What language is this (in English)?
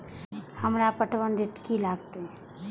Maithili